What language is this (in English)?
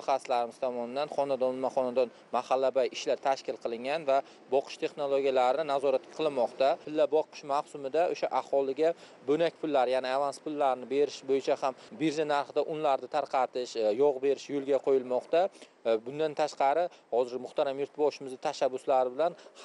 Turkish